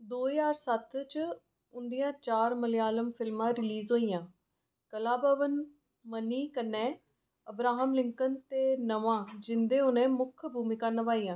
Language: Dogri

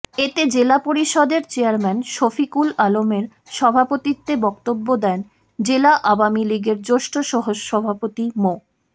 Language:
Bangla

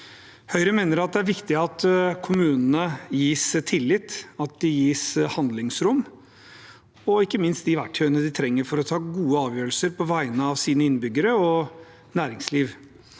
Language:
Norwegian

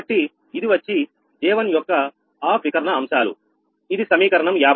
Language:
Telugu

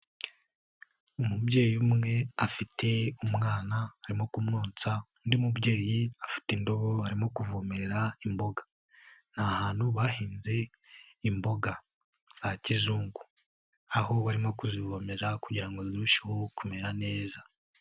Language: Kinyarwanda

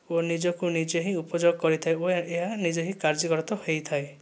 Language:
Odia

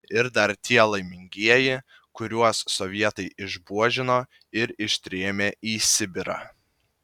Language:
Lithuanian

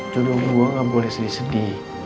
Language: Indonesian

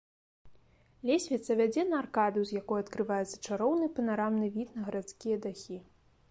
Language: Belarusian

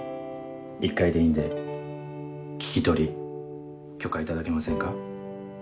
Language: Japanese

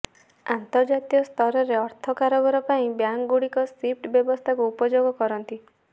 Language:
Odia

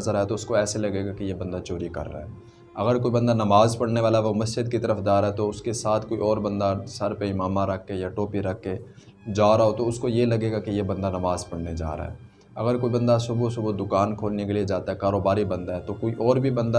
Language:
Urdu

